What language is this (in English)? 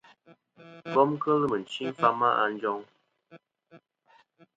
Kom